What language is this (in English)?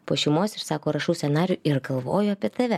Lithuanian